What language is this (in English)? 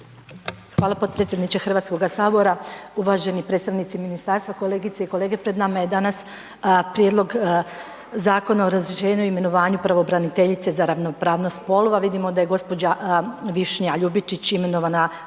Croatian